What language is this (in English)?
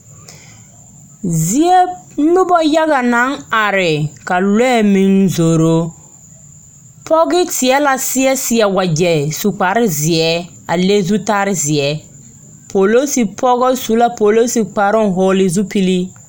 Southern Dagaare